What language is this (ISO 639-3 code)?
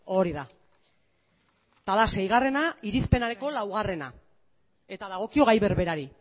eus